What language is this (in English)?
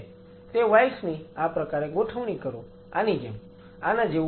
Gujarati